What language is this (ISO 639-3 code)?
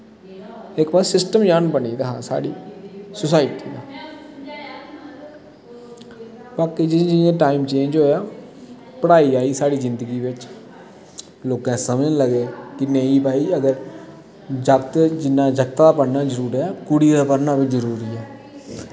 doi